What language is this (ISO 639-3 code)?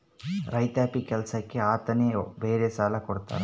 kan